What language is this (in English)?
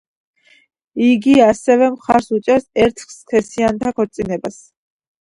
Georgian